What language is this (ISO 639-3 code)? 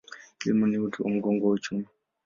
swa